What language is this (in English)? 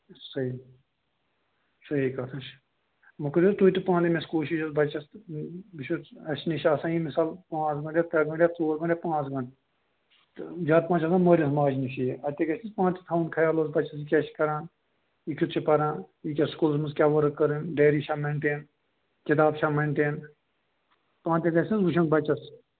Kashmiri